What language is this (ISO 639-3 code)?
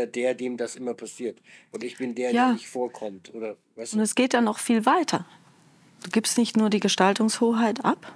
deu